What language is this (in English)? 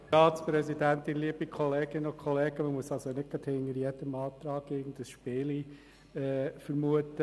Swiss German